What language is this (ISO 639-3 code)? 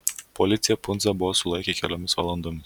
lit